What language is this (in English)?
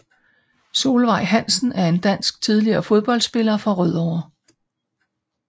Danish